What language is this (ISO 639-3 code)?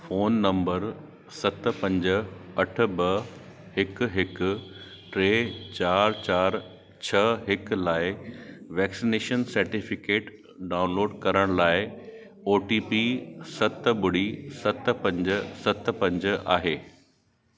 snd